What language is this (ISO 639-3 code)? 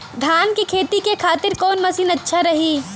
bho